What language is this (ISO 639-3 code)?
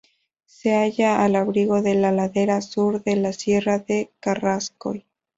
spa